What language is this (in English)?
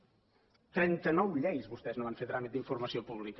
Catalan